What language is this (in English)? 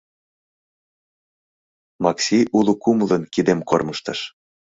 Mari